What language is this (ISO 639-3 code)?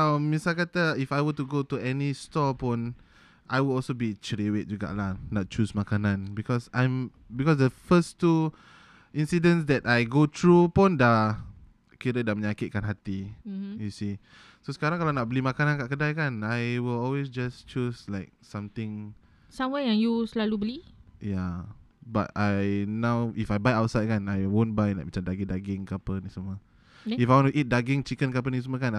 msa